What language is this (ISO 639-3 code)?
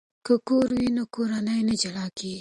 pus